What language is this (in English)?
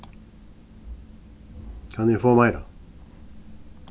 Faroese